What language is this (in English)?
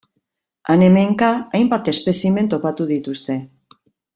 Basque